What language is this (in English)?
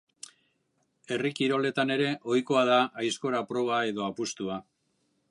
Basque